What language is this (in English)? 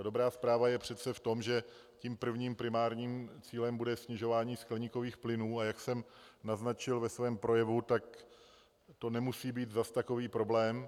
Czech